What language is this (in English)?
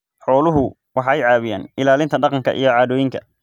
Somali